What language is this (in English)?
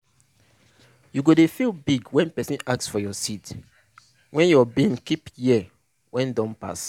Nigerian Pidgin